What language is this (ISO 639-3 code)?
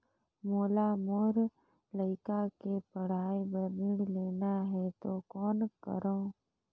hne